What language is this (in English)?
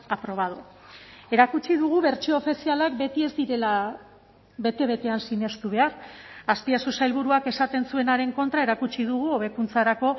Basque